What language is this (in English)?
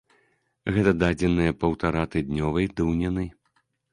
Belarusian